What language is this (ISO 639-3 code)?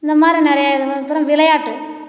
tam